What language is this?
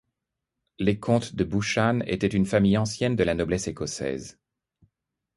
French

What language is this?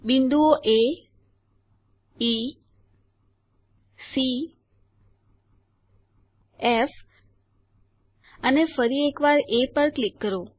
Gujarati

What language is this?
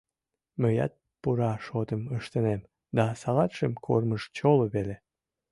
Mari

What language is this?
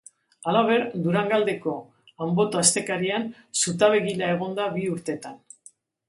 Basque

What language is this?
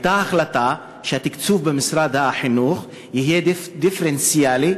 Hebrew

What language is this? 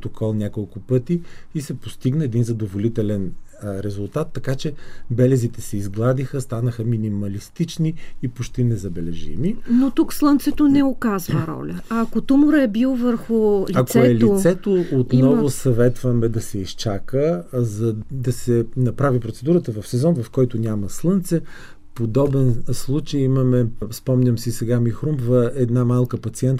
Bulgarian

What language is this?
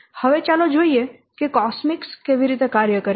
Gujarati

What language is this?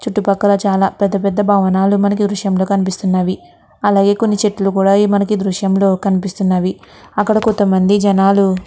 Telugu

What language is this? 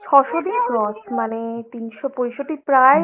Bangla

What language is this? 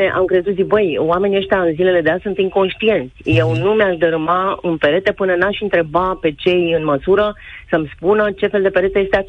Romanian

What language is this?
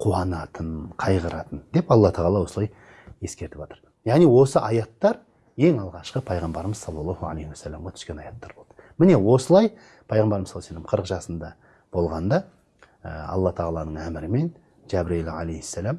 Turkish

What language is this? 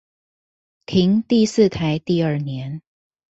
Chinese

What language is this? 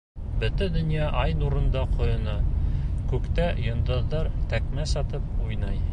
Bashkir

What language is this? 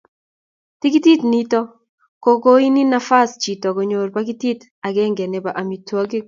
Kalenjin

